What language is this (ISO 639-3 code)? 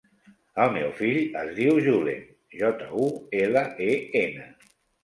cat